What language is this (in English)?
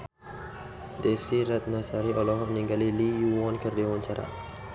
Sundanese